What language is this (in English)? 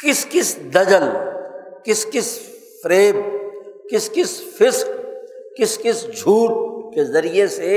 Urdu